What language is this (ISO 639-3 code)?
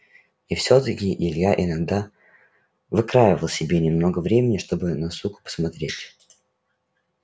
rus